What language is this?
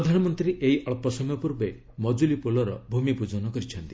Odia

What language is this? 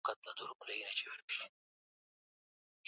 Swahili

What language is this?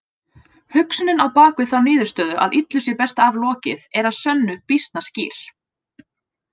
Icelandic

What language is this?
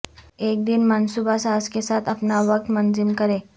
Urdu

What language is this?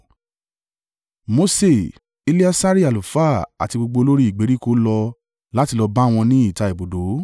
Yoruba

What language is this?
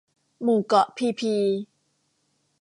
Thai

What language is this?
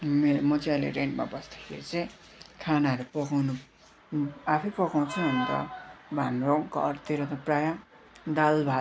Nepali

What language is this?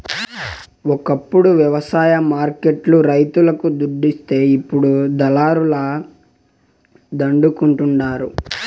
Telugu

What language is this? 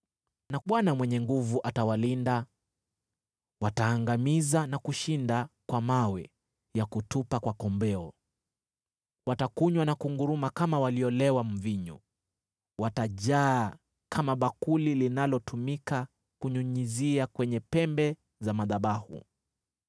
Swahili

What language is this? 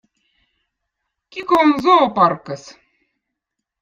Votic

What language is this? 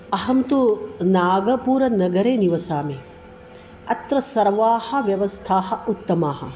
Sanskrit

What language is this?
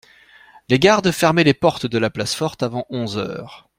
French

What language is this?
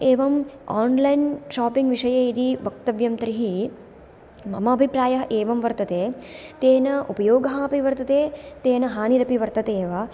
Sanskrit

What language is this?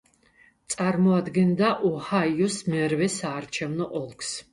Georgian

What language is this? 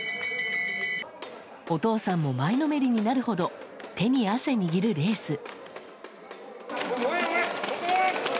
Japanese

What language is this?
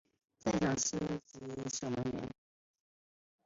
Chinese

